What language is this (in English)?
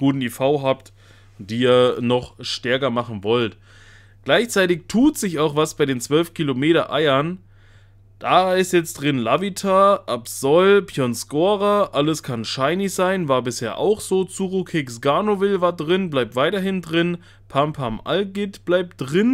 German